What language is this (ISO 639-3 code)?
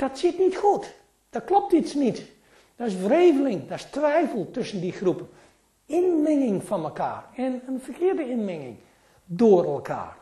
nld